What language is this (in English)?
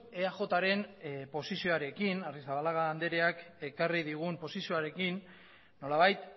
Basque